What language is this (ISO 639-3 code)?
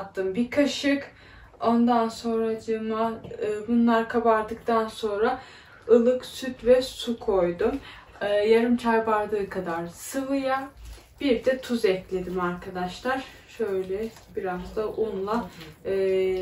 tur